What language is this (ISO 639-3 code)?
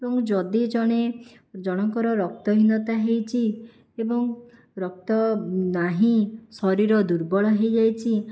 ori